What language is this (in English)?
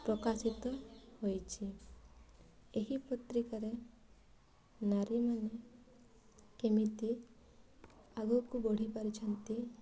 Odia